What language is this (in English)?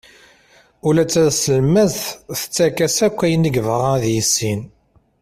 Kabyle